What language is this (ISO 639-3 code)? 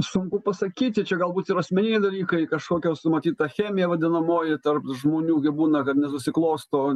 lit